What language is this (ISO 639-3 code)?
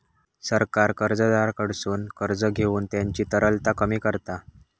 mar